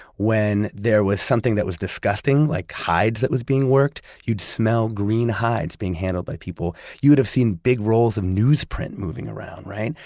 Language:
English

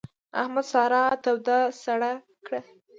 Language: Pashto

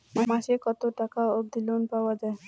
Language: Bangla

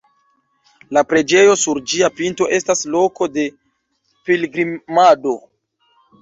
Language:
Esperanto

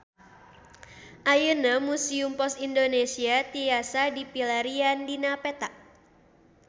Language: Sundanese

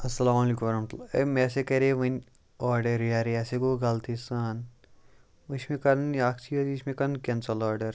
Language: Kashmiri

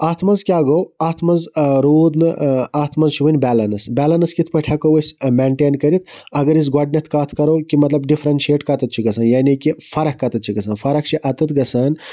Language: Kashmiri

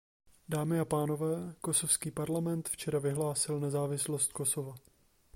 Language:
Czech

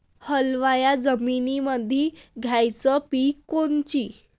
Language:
Marathi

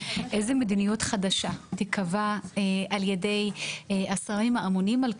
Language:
Hebrew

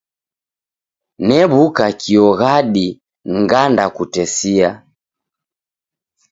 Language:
Taita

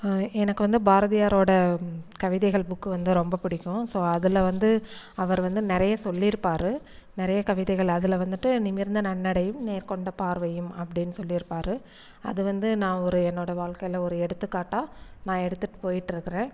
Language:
Tamil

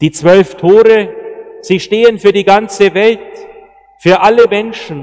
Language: German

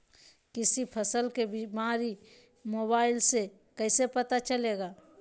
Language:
Magahi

